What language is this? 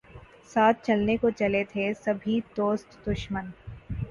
Urdu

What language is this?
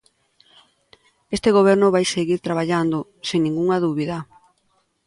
Galician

